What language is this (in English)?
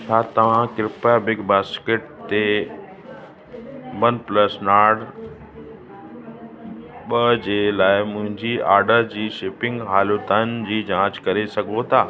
Sindhi